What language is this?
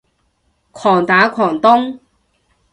Cantonese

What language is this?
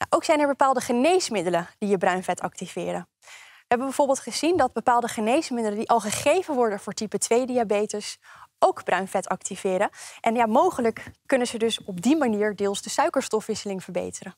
Dutch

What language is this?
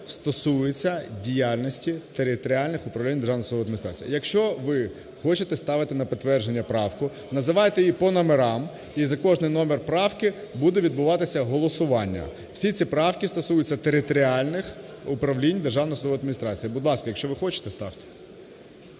Ukrainian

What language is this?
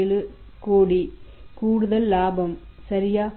Tamil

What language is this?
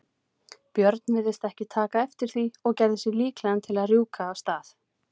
Icelandic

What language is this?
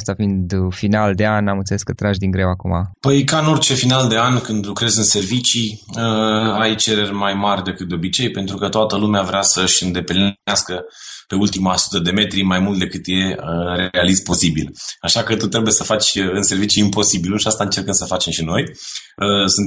Romanian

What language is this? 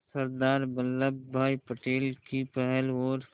Hindi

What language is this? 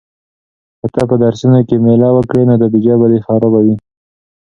Pashto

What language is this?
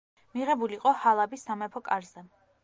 Georgian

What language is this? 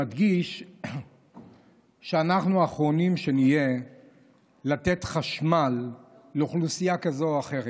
Hebrew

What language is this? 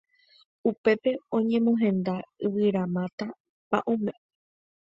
Guarani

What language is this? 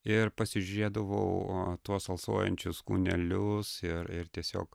Lithuanian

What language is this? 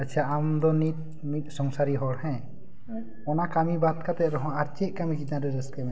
Santali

